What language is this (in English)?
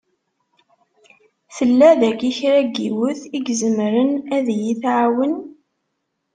Kabyle